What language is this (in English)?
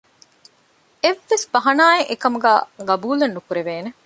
Divehi